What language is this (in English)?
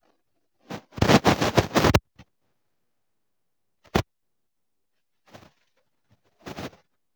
Igbo